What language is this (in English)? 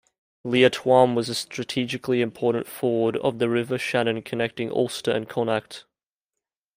English